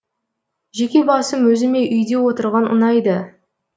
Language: Kazakh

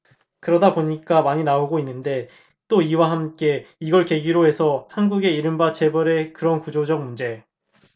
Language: Korean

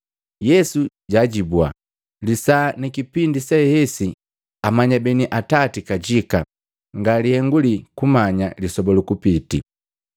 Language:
Matengo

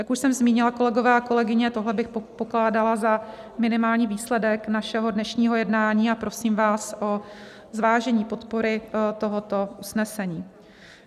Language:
Czech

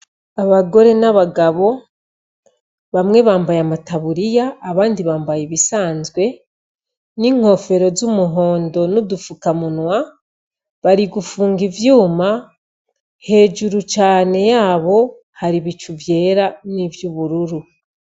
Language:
Rundi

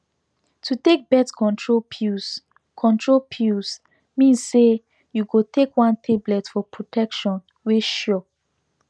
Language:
Nigerian Pidgin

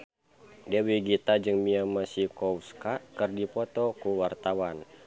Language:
Sundanese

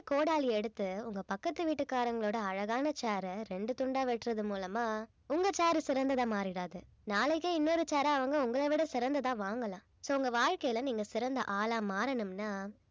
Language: Tamil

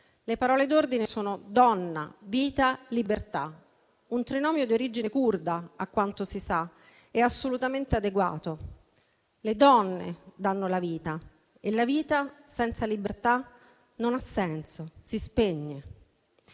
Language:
Italian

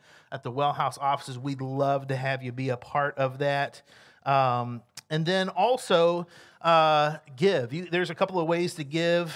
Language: English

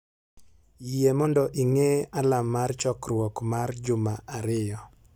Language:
Luo (Kenya and Tanzania)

